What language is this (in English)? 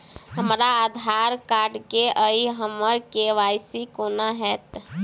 Maithili